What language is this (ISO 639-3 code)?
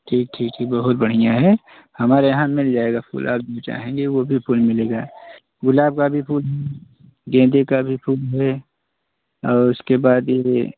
hin